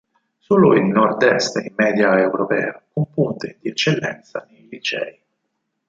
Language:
Italian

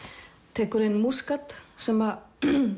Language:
Icelandic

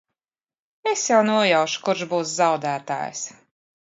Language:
Latvian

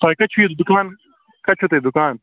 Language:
Kashmiri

